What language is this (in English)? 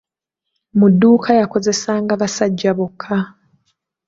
Ganda